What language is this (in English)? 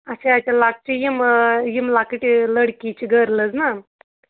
Kashmiri